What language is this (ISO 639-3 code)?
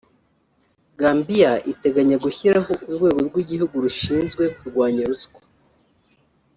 kin